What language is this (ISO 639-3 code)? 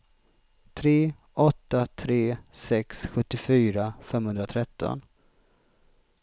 swe